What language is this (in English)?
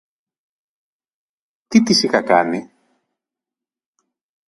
Greek